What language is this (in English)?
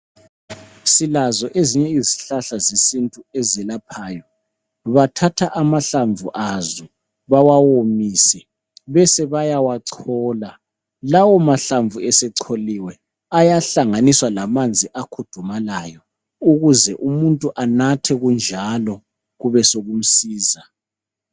North Ndebele